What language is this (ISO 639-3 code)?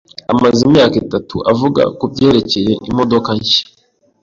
kin